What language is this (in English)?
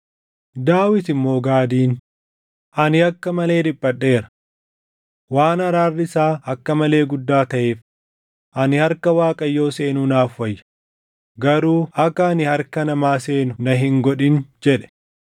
Oromo